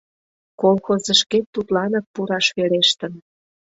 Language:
Mari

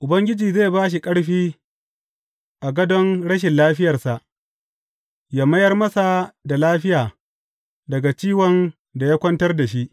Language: Hausa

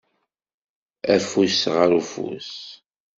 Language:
Kabyle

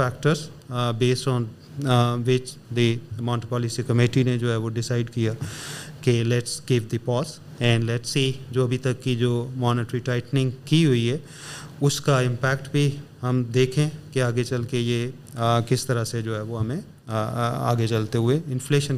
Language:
Urdu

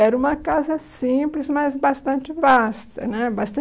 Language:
Portuguese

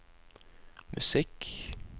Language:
Norwegian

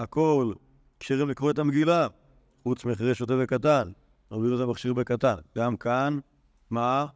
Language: Hebrew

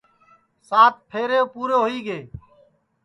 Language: Sansi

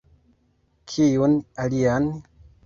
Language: Esperanto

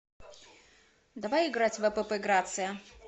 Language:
Russian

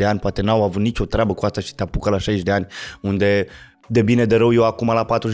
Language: Romanian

